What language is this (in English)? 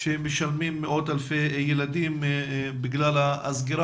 Hebrew